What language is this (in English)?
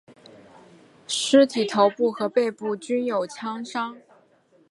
Chinese